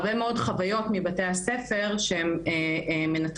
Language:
Hebrew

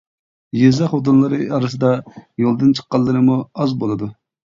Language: Uyghur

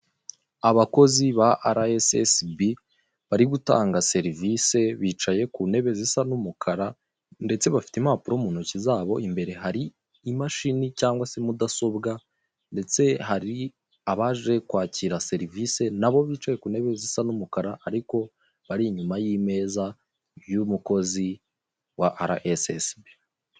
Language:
Kinyarwanda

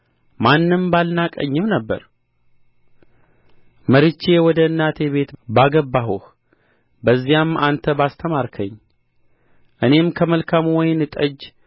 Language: Amharic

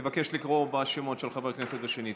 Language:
Hebrew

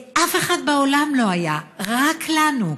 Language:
Hebrew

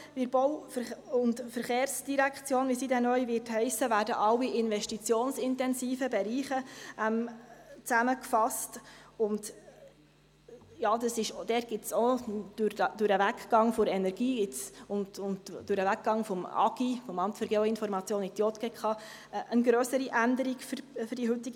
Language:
Swiss German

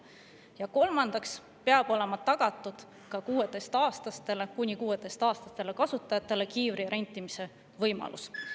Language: Estonian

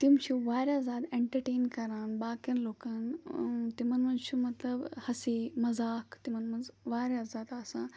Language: Kashmiri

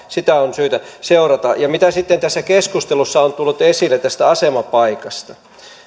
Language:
Finnish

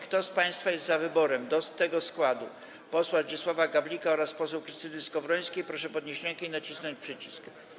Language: Polish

